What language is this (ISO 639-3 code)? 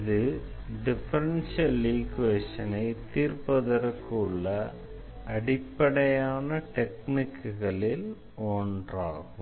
tam